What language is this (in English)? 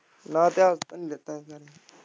Punjabi